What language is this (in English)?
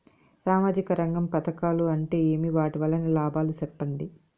Telugu